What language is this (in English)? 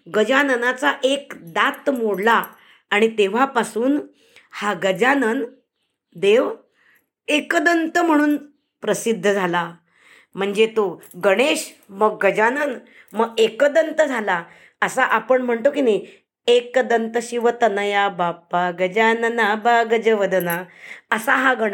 Marathi